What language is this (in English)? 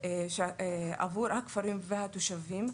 Hebrew